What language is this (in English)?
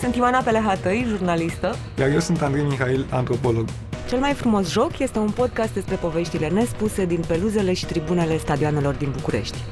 Romanian